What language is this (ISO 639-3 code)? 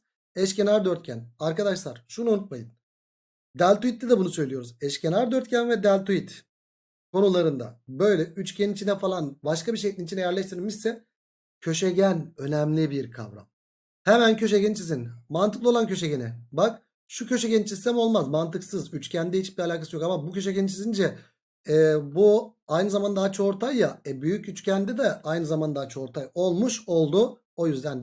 tur